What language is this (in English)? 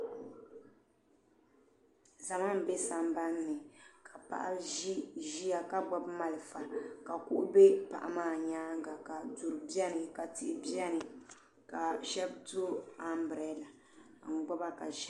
Dagbani